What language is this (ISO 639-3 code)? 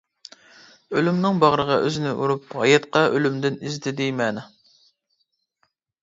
uig